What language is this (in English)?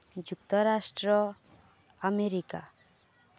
Odia